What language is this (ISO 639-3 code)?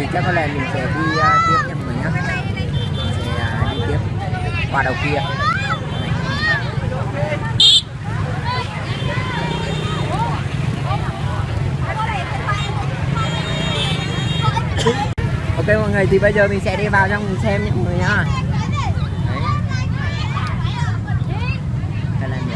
vie